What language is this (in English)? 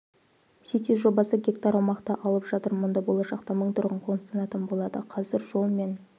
Kazakh